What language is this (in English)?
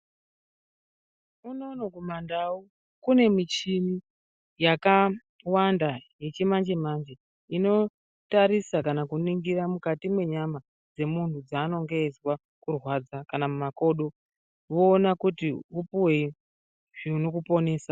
Ndau